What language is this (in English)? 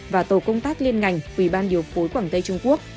Vietnamese